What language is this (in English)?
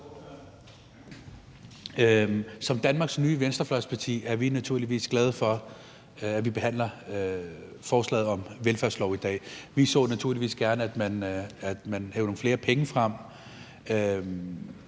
Danish